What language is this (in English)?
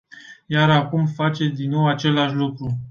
Romanian